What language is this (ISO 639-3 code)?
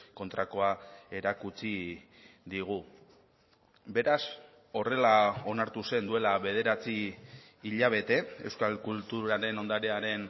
eus